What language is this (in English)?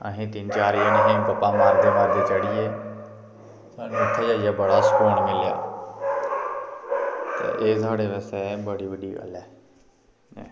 Dogri